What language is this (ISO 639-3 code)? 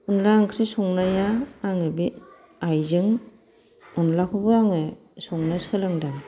brx